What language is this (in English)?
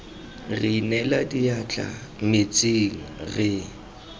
Tswana